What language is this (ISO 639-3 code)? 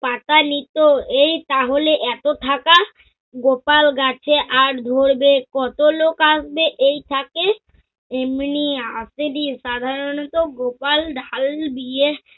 ben